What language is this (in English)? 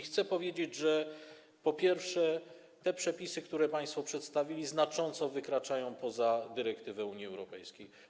Polish